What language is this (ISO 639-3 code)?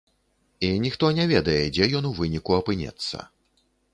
bel